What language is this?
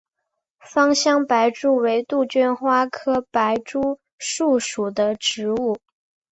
Chinese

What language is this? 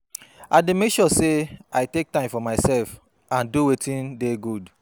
Nigerian Pidgin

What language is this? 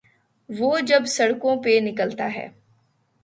Urdu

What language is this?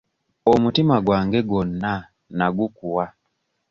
Ganda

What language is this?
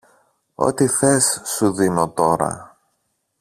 Greek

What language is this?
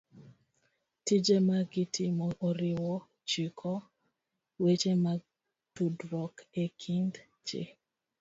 Luo (Kenya and Tanzania)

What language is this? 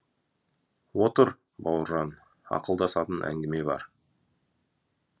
Kazakh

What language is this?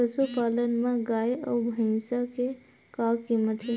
Chhattisgarhi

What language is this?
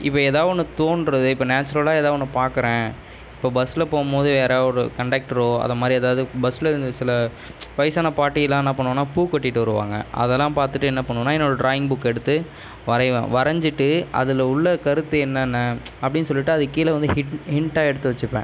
Tamil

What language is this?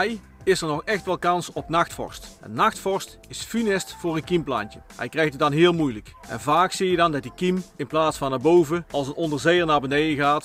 Dutch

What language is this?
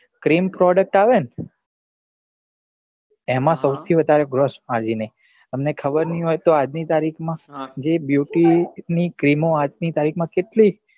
Gujarati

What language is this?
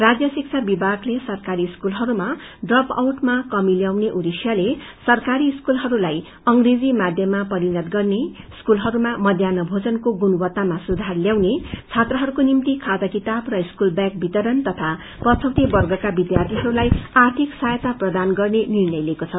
Nepali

